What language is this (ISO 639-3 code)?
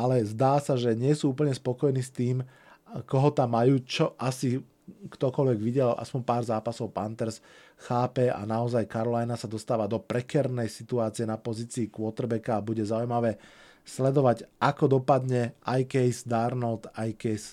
slk